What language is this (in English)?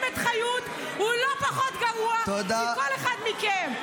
Hebrew